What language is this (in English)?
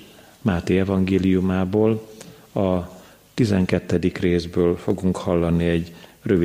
Hungarian